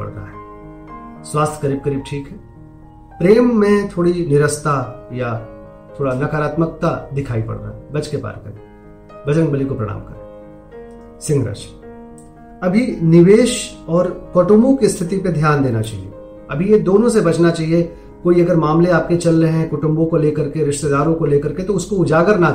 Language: Hindi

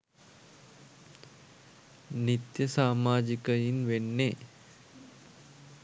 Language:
Sinhala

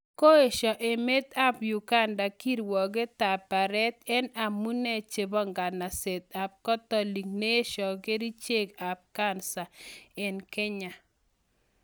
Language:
Kalenjin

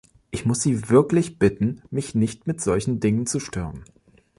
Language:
German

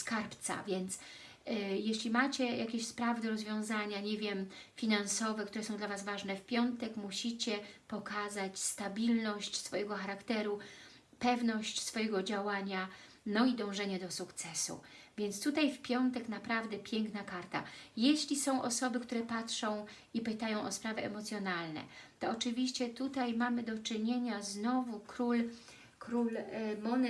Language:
Polish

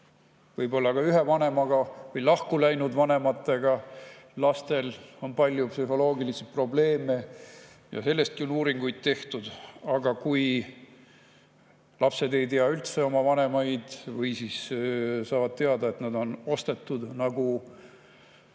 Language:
Estonian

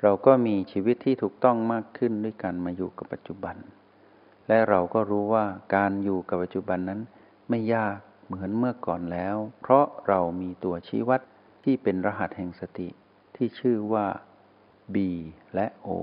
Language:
Thai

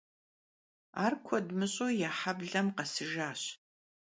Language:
Kabardian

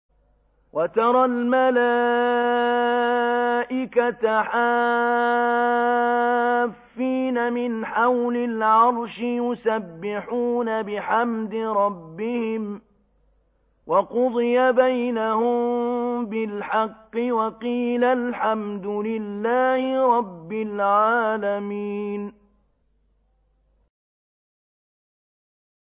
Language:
Arabic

